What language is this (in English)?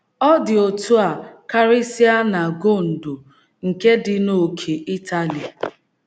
Igbo